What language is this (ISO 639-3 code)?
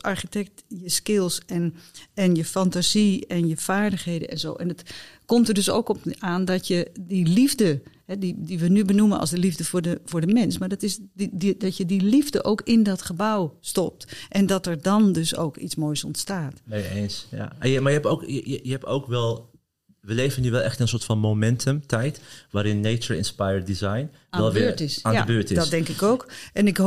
nld